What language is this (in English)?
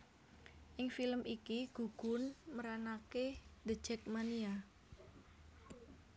Javanese